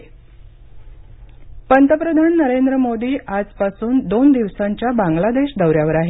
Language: Marathi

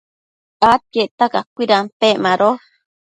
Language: Matsés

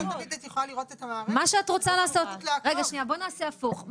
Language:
Hebrew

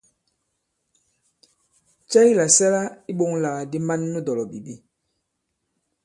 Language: Bankon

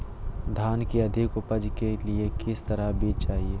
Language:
Magahi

